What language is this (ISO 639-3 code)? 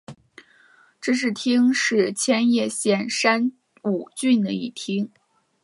zho